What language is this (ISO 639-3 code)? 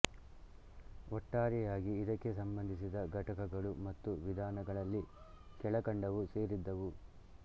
kan